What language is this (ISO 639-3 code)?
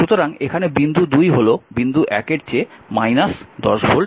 ben